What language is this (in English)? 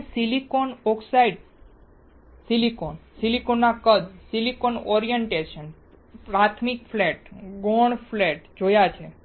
Gujarati